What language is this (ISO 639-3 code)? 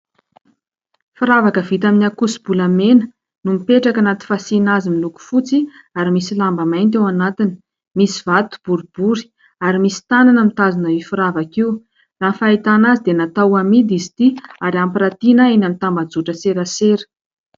mlg